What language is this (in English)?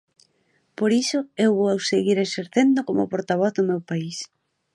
Galician